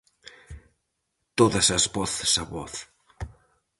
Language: Galician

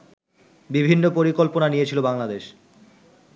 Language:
Bangla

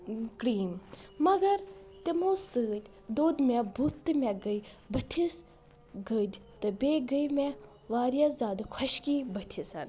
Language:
Kashmiri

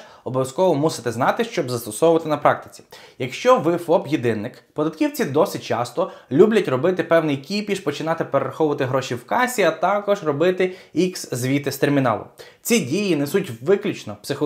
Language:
Ukrainian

